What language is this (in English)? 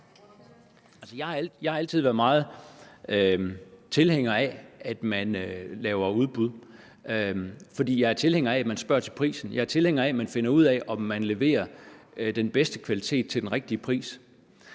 Danish